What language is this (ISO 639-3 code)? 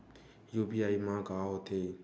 hne